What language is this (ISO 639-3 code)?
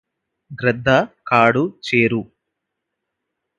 tel